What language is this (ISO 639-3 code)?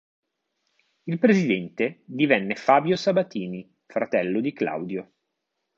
ita